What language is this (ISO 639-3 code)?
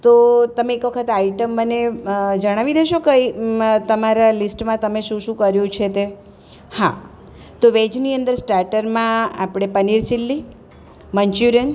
guj